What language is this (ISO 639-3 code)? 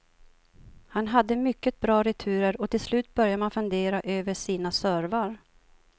swe